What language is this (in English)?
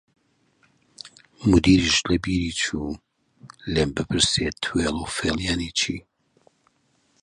Central Kurdish